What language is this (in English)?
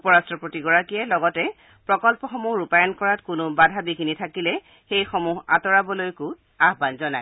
Assamese